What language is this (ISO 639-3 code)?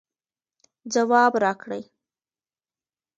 pus